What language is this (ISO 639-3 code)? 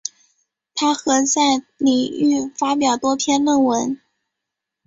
zho